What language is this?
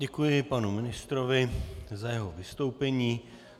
Czech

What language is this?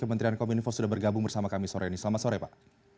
Indonesian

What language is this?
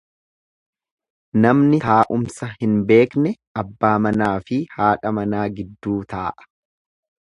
Oromo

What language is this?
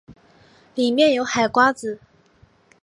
Chinese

